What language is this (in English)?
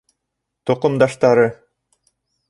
Bashkir